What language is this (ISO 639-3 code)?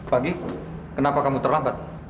ind